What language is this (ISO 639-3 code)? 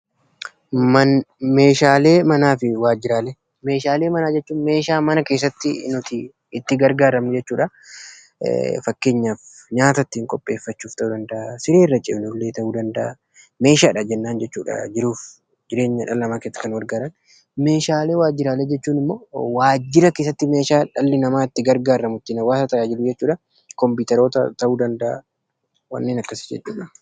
orm